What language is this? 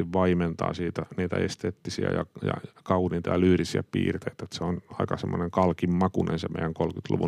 Finnish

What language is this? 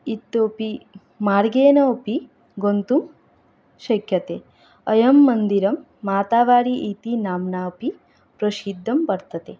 Sanskrit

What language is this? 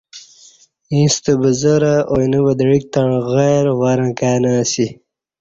Kati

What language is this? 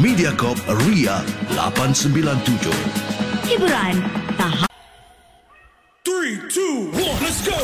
Malay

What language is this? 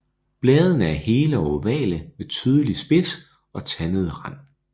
Danish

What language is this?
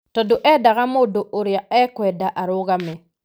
Kikuyu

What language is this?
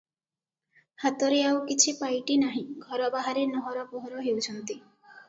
Odia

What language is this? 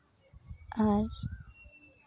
Santali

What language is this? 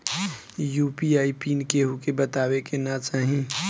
Bhojpuri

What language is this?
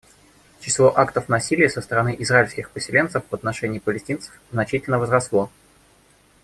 Russian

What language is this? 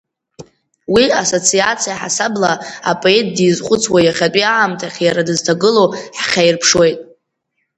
Abkhazian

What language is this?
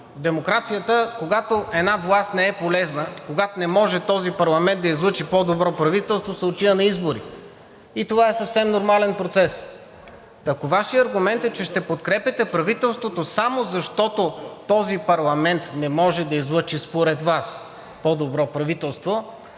Bulgarian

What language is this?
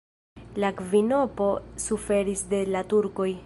Esperanto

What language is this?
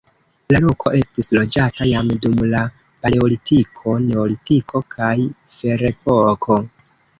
Esperanto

